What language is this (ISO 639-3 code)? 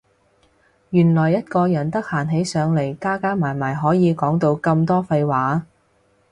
yue